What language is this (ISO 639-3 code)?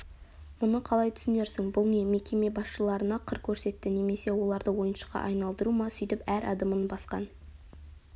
kaz